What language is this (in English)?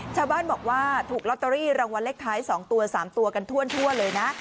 Thai